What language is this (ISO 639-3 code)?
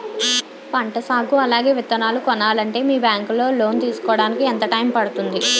tel